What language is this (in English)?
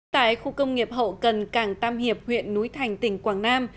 Vietnamese